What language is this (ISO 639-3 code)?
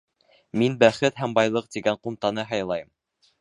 bak